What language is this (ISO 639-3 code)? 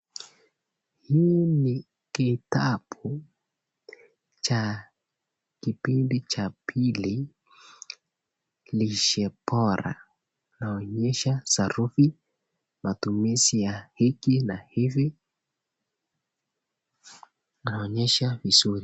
swa